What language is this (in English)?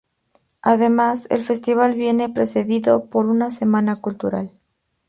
Spanish